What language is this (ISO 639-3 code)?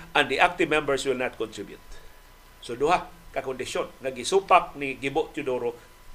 fil